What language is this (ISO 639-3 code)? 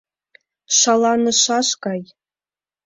chm